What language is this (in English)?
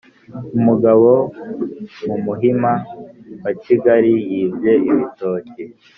Kinyarwanda